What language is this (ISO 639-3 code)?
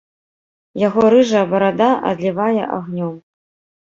bel